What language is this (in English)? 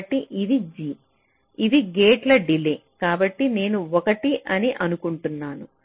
Telugu